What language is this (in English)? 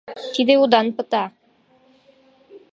Mari